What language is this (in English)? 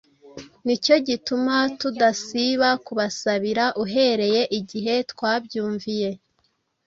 Kinyarwanda